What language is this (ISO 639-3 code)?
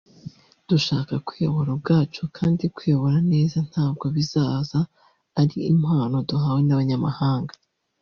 kin